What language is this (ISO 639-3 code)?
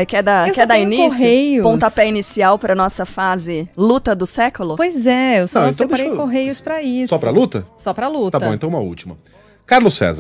por